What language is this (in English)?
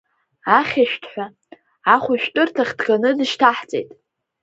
Abkhazian